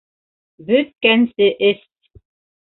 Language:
Bashkir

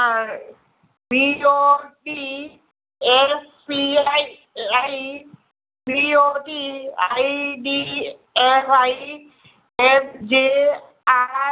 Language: Gujarati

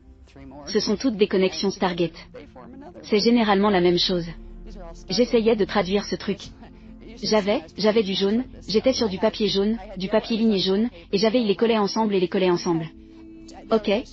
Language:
French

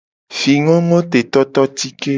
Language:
Gen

